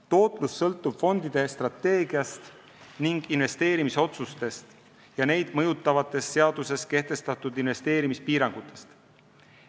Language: Estonian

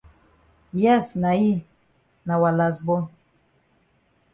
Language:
Cameroon Pidgin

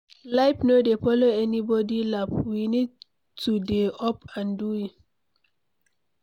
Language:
Nigerian Pidgin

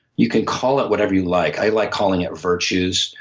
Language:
English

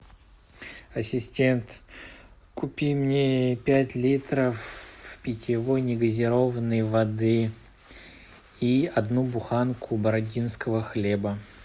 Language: Russian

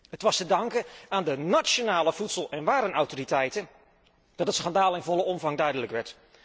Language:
Dutch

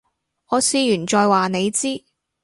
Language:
Cantonese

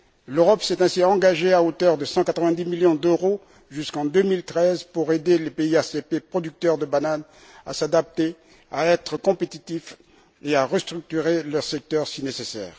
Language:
French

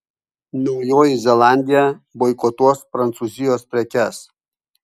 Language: Lithuanian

